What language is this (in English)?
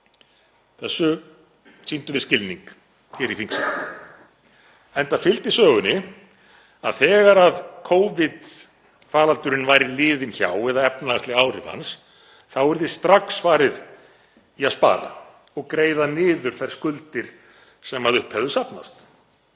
Icelandic